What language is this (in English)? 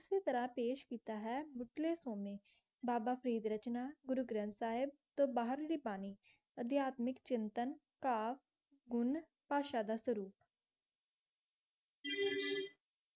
Punjabi